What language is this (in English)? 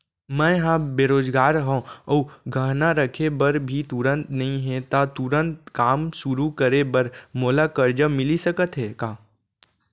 Chhattisgarhi